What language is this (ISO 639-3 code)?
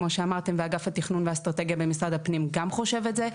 heb